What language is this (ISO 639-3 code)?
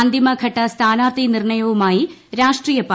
mal